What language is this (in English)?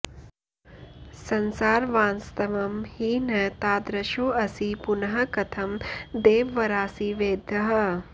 Sanskrit